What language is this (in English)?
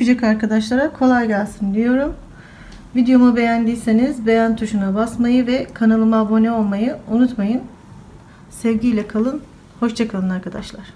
Turkish